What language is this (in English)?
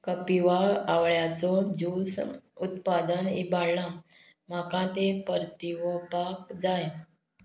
Konkani